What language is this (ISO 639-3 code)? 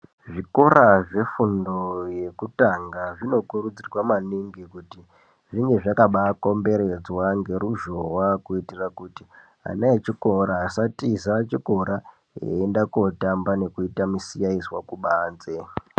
ndc